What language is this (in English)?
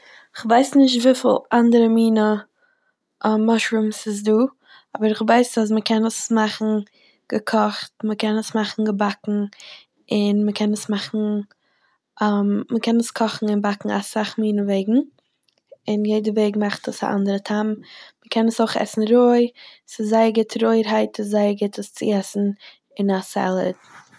Yiddish